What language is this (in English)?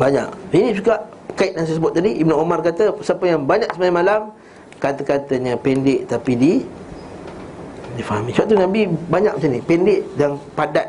Malay